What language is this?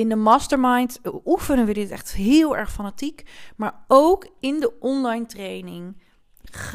Dutch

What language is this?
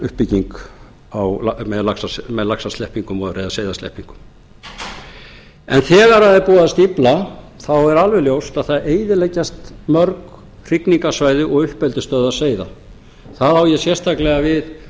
Icelandic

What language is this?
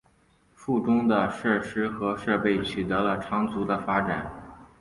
Chinese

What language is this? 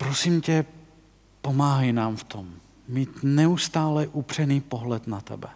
Czech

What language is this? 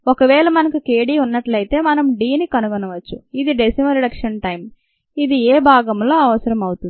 Telugu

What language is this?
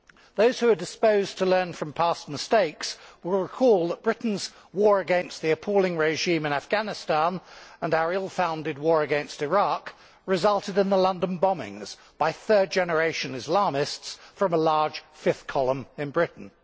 English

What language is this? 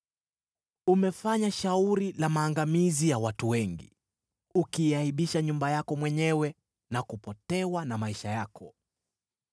Swahili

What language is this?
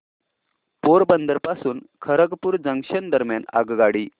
Marathi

